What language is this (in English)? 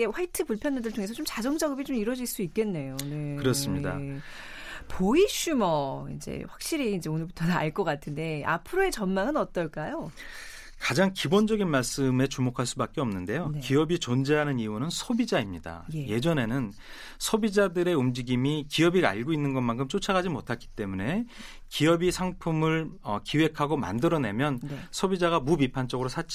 Korean